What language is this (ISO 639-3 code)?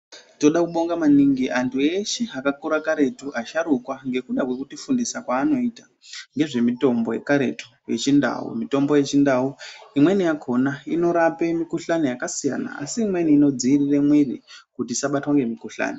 ndc